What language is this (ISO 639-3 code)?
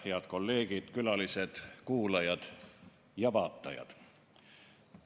est